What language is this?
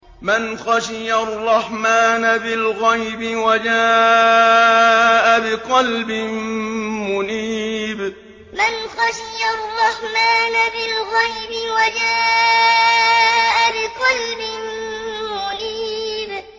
Arabic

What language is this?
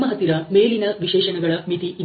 Kannada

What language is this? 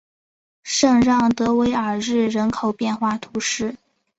Chinese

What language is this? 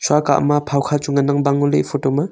Wancho Naga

